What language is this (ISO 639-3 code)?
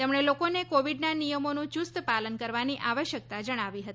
guj